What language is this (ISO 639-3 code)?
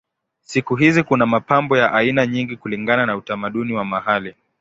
swa